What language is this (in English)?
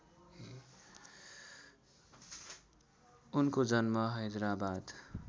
Nepali